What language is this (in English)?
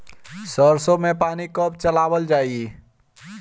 Bhojpuri